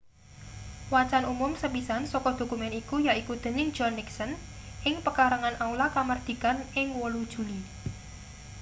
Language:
Javanese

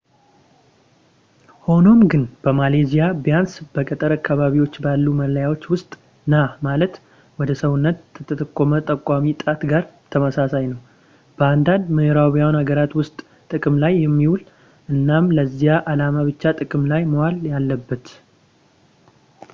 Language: Amharic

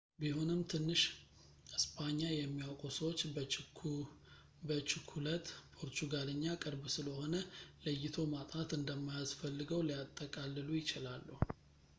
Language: Amharic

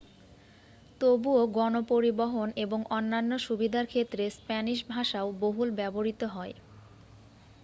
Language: Bangla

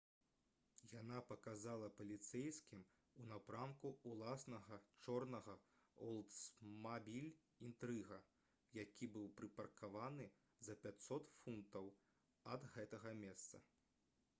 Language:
Belarusian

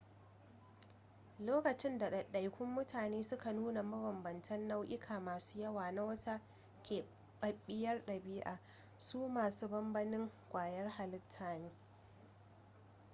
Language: Hausa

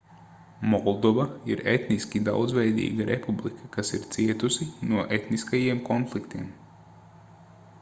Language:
Latvian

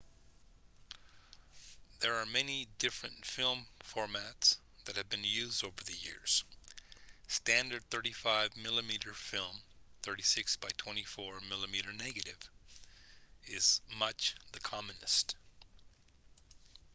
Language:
English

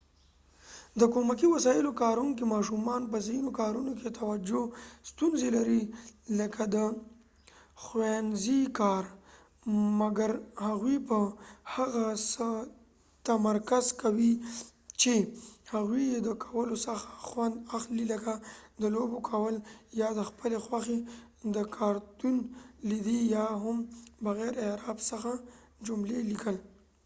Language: Pashto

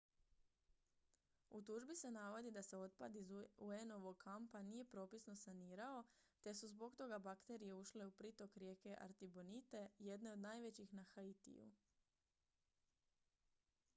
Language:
Croatian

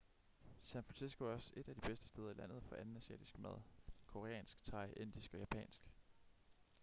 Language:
Danish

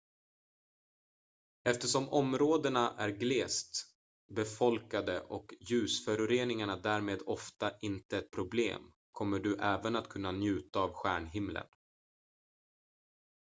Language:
Swedish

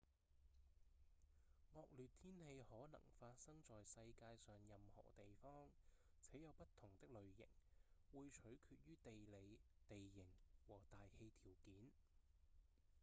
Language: Cantonese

